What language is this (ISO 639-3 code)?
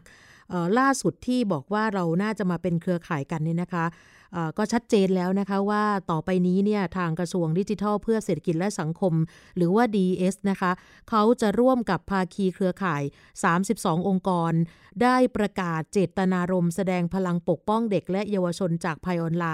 tha